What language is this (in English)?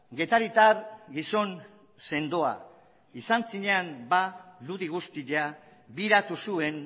Basque